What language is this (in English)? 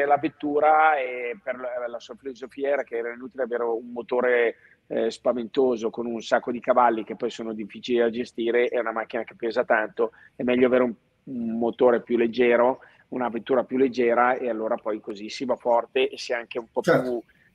Italian